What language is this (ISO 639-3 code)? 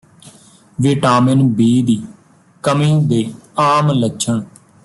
pan